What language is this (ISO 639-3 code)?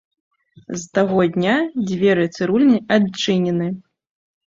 bel